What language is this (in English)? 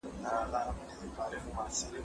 Pashto